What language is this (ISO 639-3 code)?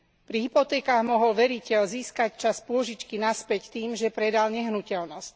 slk